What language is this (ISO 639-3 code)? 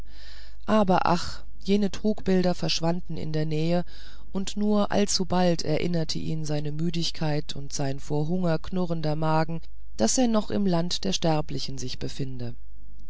deu